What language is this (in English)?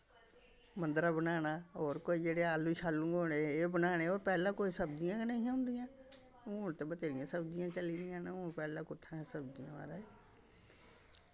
Dogri